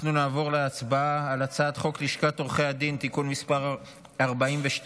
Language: Hebrew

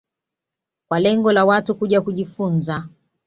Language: Swahili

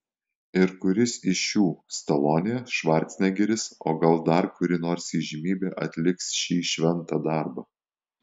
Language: Lithuanian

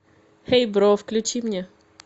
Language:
Russian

